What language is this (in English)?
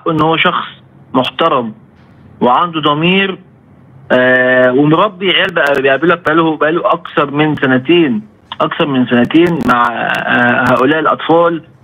Arabic